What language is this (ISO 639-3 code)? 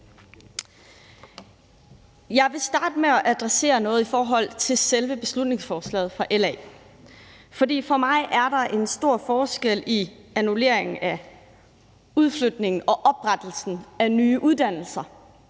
dan